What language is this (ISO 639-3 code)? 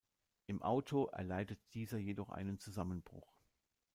deu